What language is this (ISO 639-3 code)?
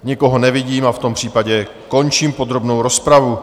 ces